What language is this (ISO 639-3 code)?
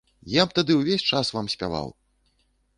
bel